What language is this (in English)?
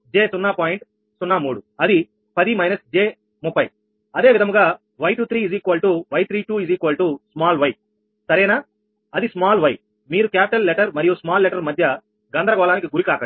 Telugu